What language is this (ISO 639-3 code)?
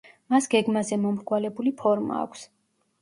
kat